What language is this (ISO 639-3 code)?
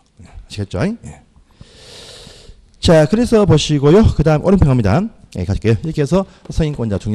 kor